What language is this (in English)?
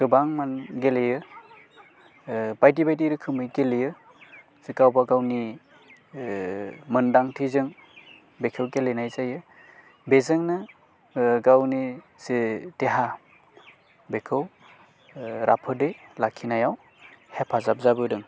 Bodo